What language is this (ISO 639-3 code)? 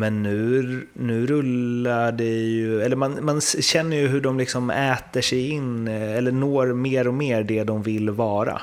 swe